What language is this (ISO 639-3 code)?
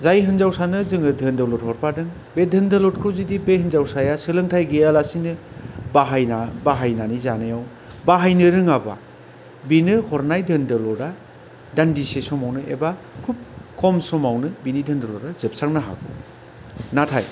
brx